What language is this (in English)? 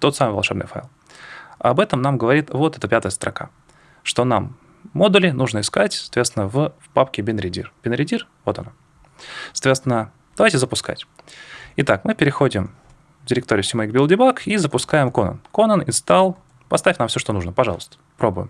Russian